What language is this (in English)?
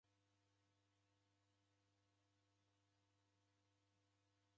Taita